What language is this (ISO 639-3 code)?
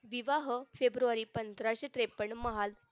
mar